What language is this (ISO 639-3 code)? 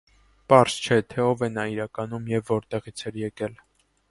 hye